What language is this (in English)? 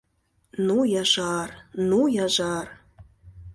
Mari